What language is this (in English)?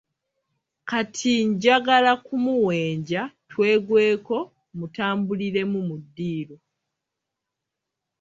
Ganda